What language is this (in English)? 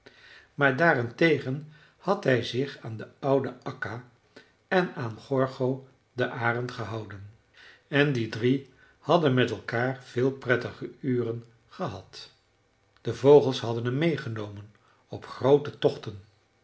Dutch